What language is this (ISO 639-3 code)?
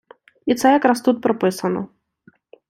ukr